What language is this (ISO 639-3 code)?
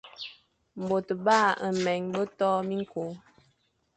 fan